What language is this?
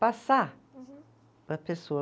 Portuguese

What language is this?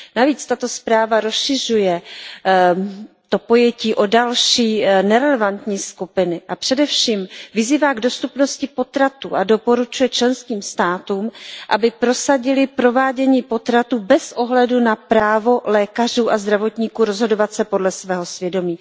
Czech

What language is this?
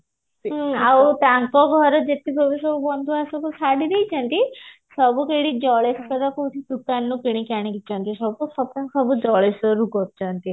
Odia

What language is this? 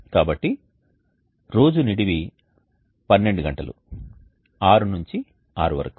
Telugu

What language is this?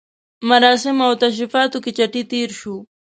Pashto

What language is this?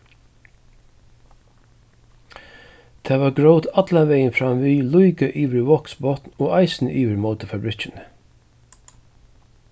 Faroese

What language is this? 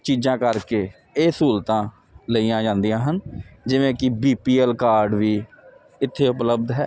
Punjabi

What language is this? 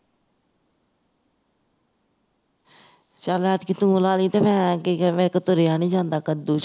Punjabi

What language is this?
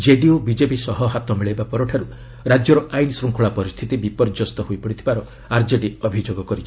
Odia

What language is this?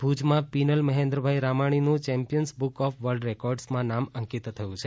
Gujarati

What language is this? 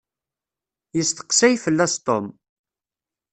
Kabyle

